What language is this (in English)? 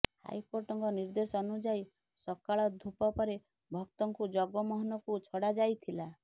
Odia